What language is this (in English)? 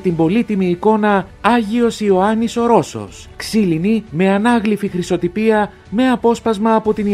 Greek